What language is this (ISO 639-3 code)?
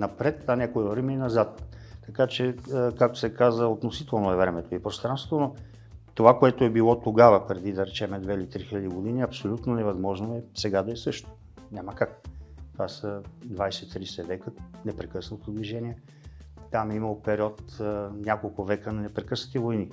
bul